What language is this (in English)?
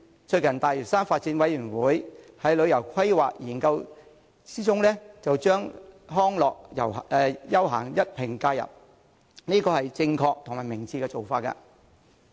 Cantonese